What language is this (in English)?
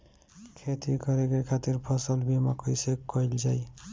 Bhojpuri